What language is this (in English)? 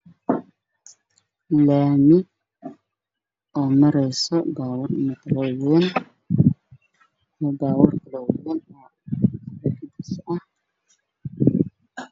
Somali